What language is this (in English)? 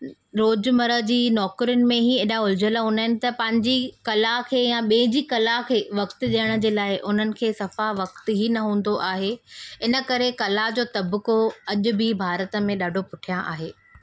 Sindhi